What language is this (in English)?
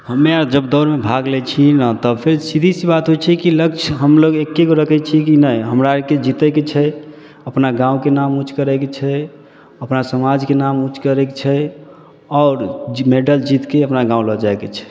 Maithili